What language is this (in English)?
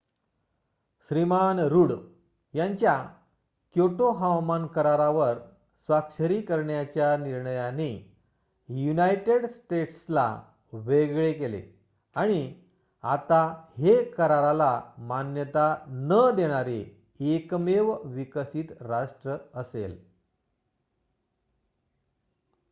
Marathi